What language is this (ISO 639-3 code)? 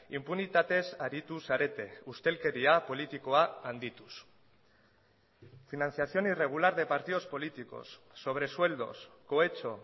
eus